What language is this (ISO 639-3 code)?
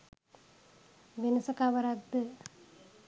sin